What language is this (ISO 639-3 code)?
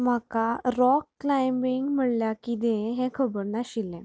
kok